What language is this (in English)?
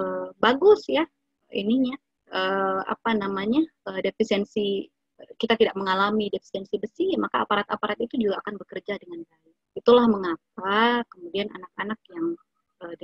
Indonesian